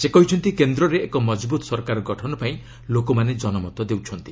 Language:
Odia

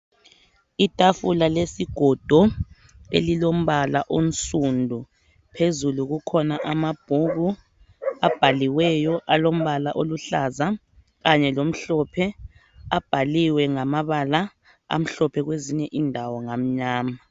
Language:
North Ndebele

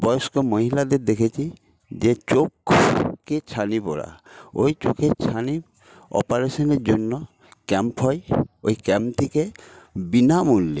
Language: Bangla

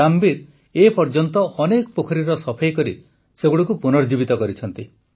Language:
Odia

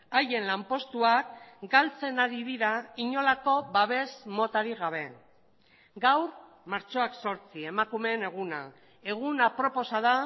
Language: Basque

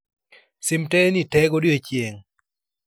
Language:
Luo (Kenya and Tanzania)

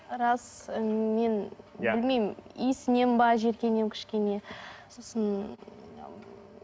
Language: Kazakh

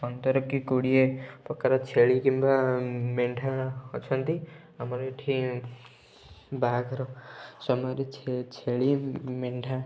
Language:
Odia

